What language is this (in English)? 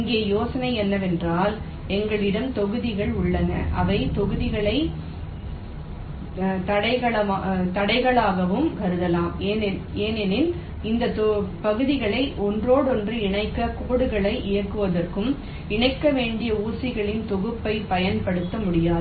Tamil